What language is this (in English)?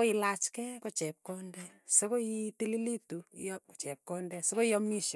Tugen